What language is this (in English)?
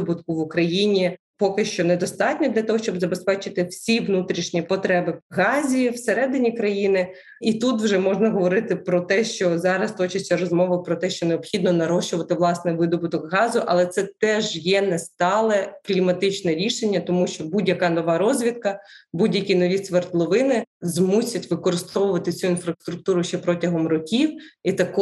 Ukrainian